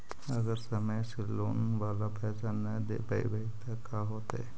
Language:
Magahi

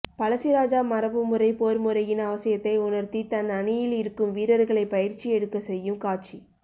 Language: Tamil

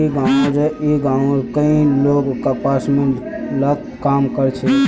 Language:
Magahi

